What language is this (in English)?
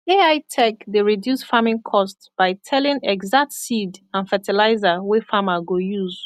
Nigerian Pidgin